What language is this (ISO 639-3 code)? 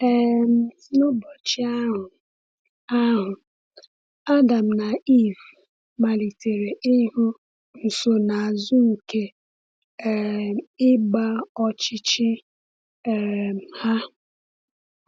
ibo